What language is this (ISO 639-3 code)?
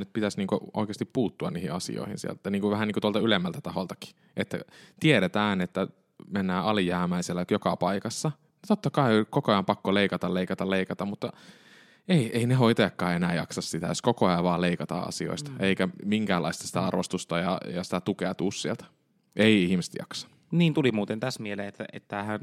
fin